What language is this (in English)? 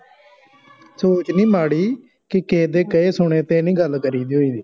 Punjabi